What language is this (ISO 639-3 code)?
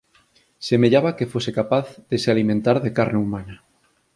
glg